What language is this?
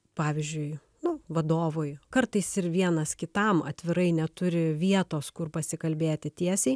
Lithuanian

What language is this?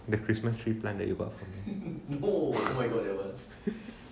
English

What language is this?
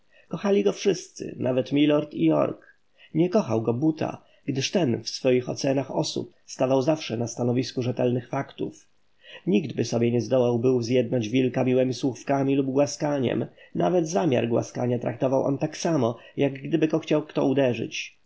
Polish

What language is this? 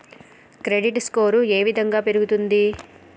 Telugu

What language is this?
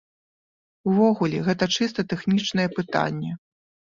Belarusian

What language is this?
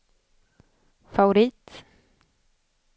Swedish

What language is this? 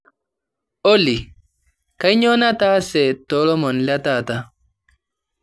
Masai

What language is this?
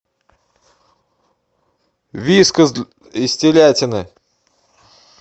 Russian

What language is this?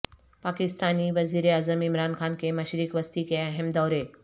Urdu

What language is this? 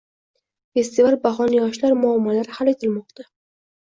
Uzbek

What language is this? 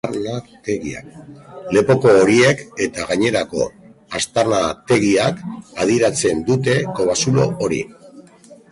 Basque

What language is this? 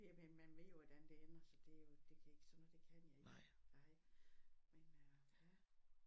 Danish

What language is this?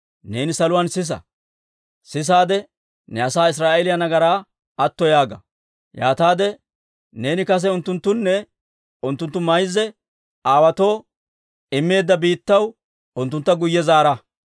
Dawro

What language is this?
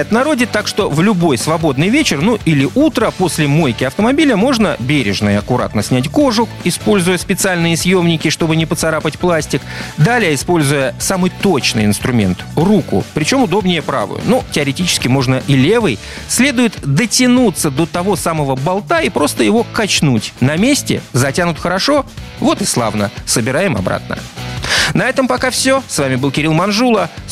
Russian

